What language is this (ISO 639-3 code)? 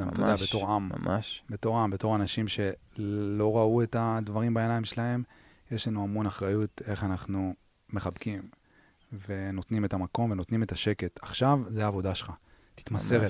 heb